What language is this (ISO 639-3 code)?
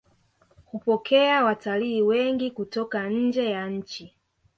swa